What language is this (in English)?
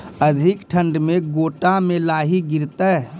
Maithili